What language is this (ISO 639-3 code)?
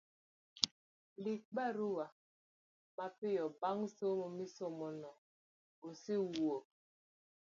luo